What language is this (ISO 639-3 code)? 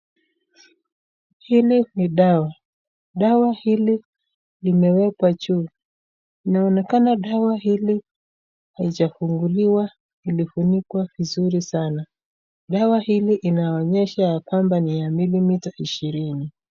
swa